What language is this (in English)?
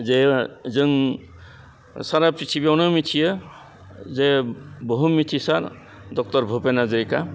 Bodo